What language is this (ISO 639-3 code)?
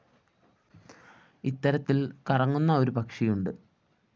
mal